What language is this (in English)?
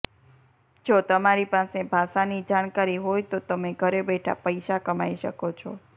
Gujarati